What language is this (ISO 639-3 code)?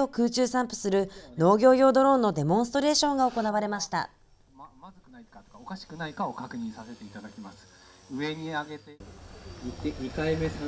jpn